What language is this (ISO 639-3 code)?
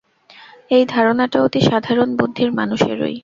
ben